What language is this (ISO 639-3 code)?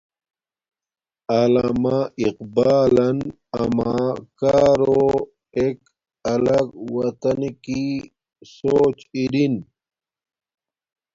dmk